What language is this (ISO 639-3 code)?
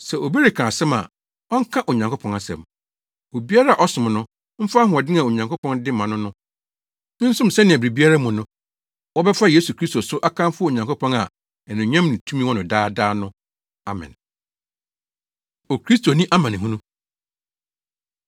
aka